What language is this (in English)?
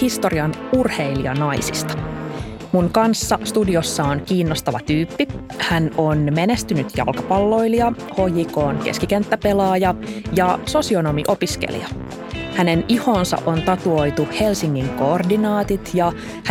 Finnish